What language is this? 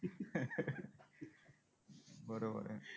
Marathi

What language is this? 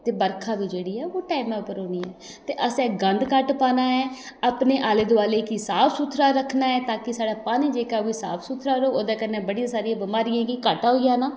Dogri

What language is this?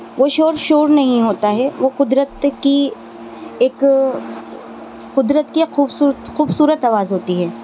Urdu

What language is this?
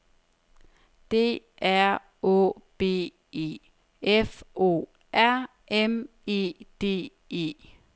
Danish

